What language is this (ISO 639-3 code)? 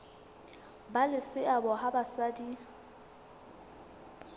sot